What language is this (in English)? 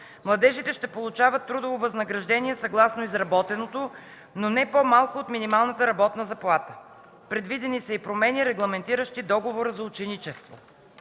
Bulgarian